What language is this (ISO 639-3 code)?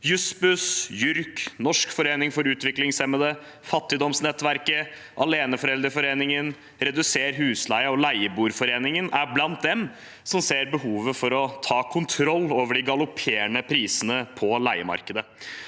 nor